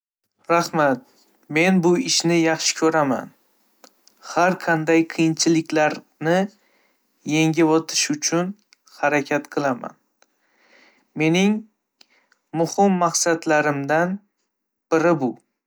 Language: Uzbek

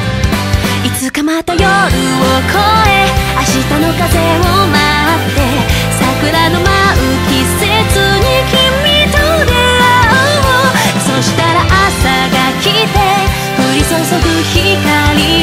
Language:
Japanese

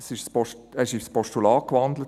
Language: Swiss German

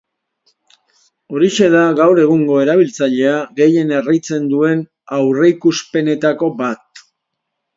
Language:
Basque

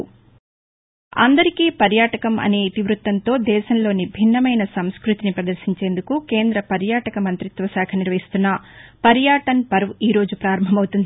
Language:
Telugu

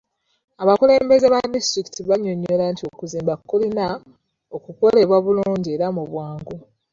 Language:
Ganda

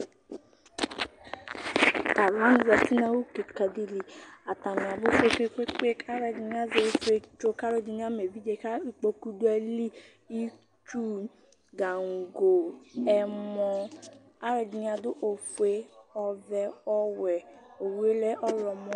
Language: Ikposo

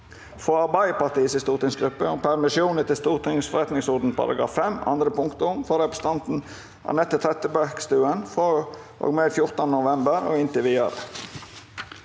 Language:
Norwegian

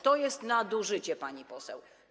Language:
Polish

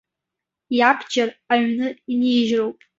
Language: Abkhazian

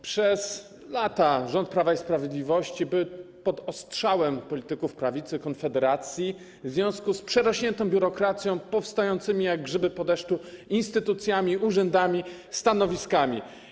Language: Polish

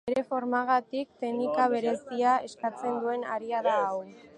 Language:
Basque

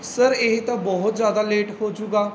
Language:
Punjabi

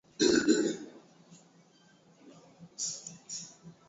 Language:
Swahili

